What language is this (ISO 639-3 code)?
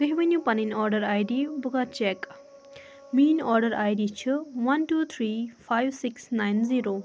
kas